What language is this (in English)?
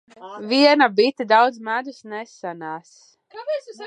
Latvian